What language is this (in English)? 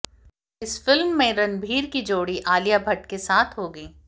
Hindi